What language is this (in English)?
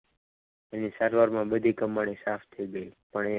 Gujarati